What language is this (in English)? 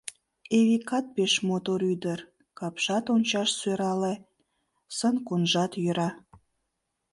Mari